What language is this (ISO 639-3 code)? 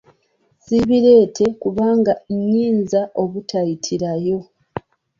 lug